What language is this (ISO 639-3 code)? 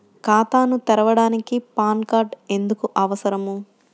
tel